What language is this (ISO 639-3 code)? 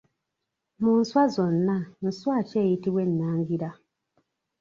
lug